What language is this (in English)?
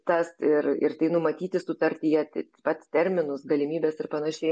Lithuanian